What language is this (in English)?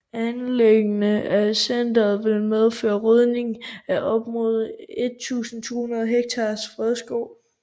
Danish